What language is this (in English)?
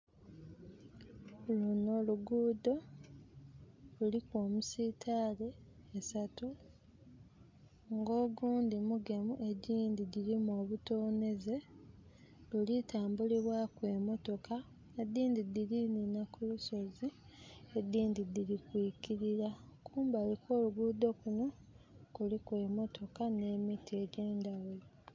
Soga